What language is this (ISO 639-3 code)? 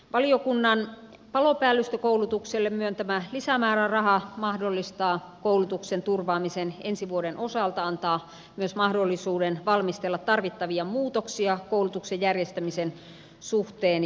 fin